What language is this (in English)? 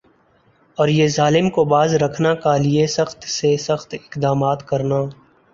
Urdu